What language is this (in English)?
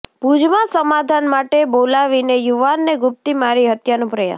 Gujarati